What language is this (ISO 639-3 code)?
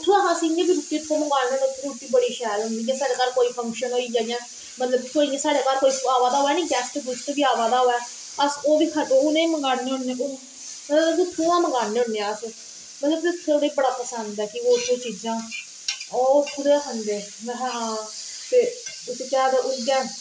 doi